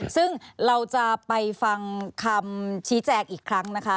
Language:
Thai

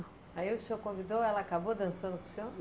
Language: Portuguese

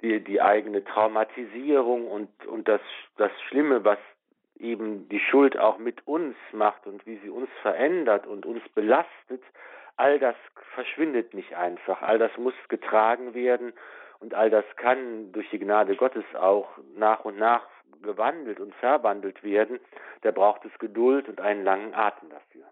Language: German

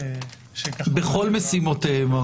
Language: Hebrew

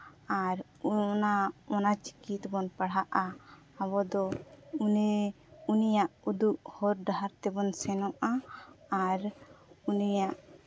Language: Santali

